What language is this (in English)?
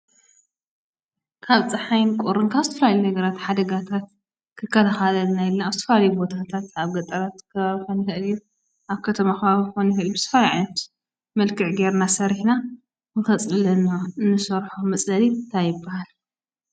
Tigrinya